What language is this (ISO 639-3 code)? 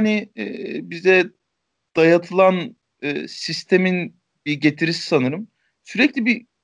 tur